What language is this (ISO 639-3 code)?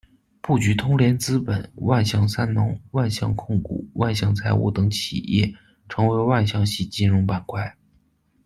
zho